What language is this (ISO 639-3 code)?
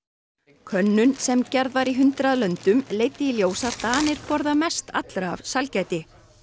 isl